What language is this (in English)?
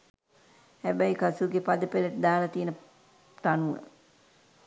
Sinhala